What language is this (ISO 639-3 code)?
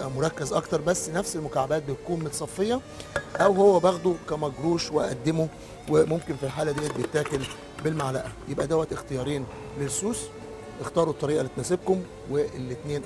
ara